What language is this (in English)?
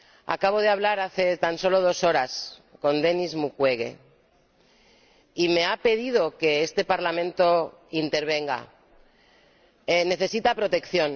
Spanish